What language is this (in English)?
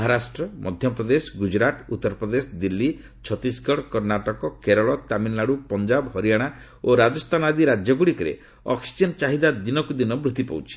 Odia